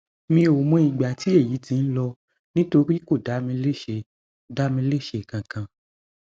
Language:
Yoruba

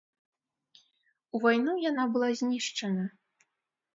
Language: Belarusian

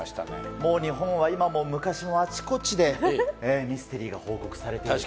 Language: Japanese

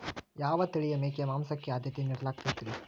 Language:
Kannada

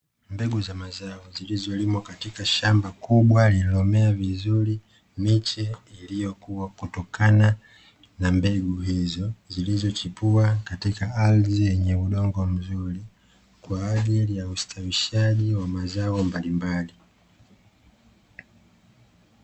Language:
Swahili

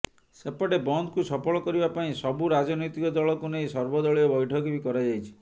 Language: Odia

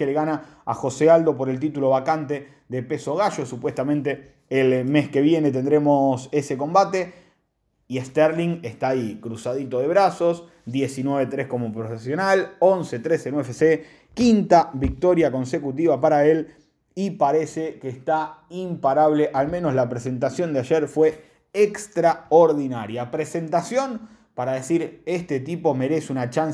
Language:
Spanish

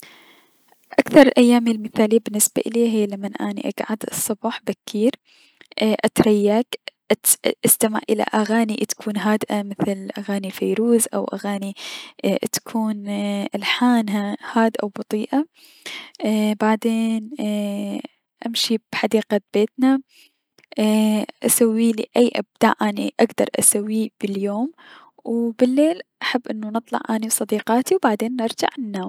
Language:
Mesopotamian Arabic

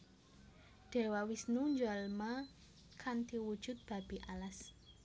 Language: Javanese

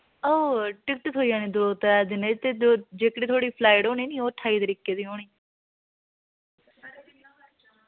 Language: Dogri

